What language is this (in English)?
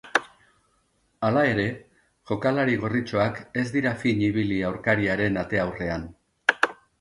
Basque